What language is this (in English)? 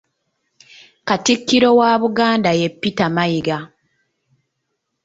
Ganda